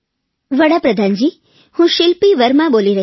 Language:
Gujarati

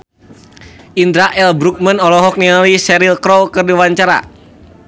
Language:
Sundanese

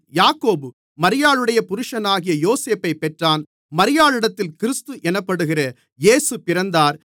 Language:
Tamil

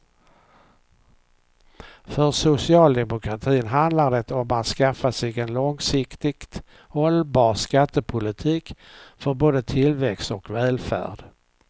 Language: Swedish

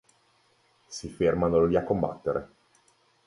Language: Italian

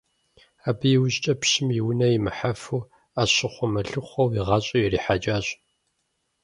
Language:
Kabardian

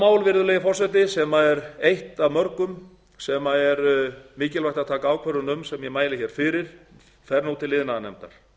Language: Icelandic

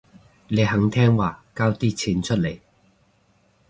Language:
Cantonese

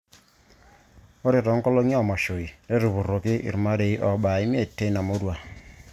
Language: Masai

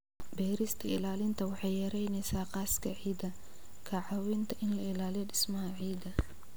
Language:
Somali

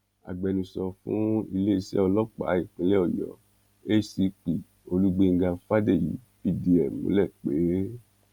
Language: Yoruba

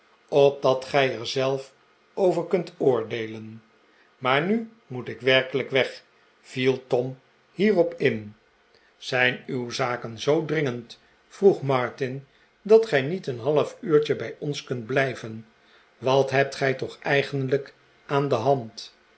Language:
Dutch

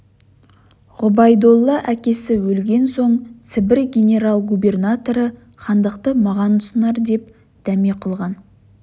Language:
Kazakh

